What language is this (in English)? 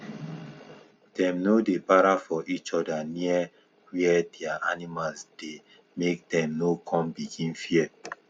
Nigerian Pidgin